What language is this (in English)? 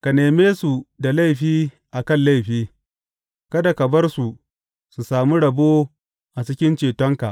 Hausa